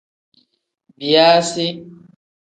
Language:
Tem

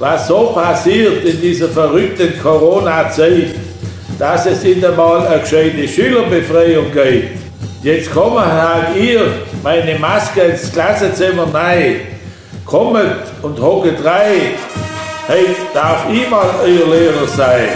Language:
German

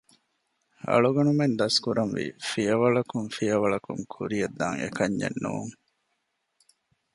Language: Divehi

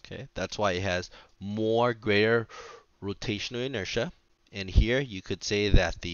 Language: English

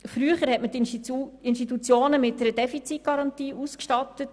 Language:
Swiss German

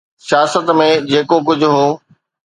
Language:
Sindhi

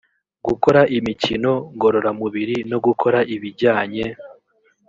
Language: Kinyarwanda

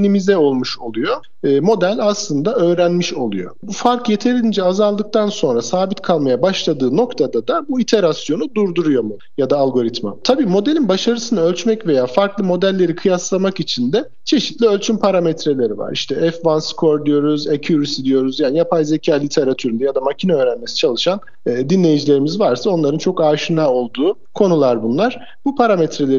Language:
Turkish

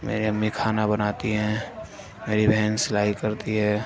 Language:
Urdu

